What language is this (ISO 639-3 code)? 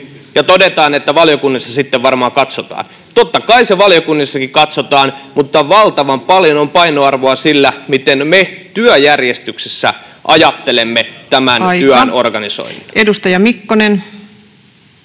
fin